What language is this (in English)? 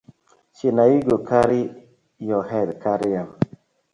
Nigerian Pidgin